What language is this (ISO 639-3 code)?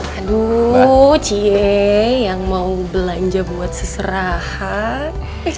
ind